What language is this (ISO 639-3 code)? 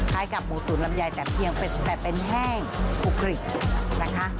tha